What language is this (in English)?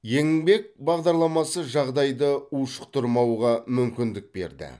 Kazakh